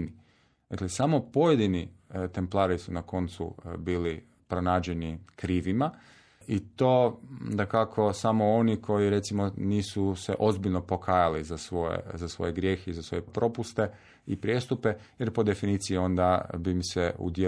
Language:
Croatian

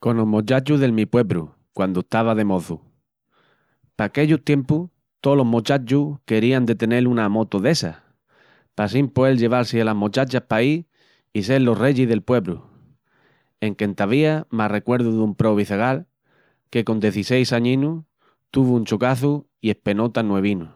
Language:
Extremaduran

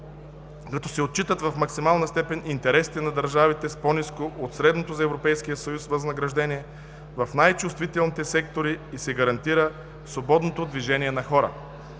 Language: Bulgarian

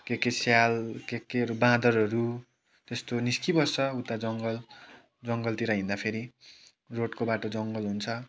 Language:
Nepali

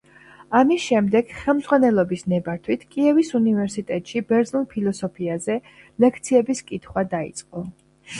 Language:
Georgian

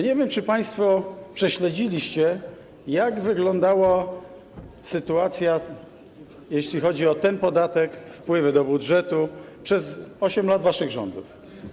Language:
Polish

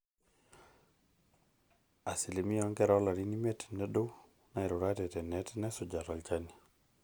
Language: Masai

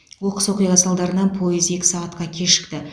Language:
Kazakh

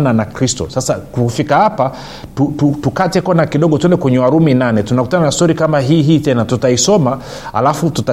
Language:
Swahili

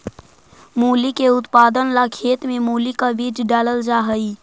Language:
Magahi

